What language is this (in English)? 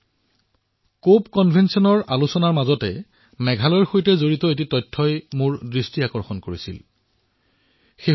Assamese